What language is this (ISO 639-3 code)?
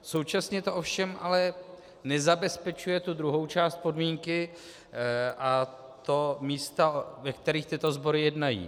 ces